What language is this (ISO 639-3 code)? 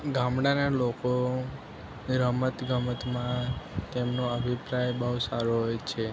guj